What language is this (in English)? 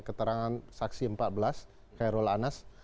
Indonesian